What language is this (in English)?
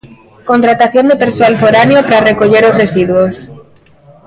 Galician